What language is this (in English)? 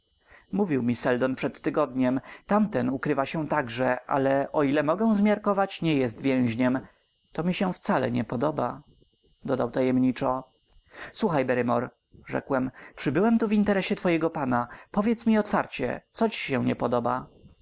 Polish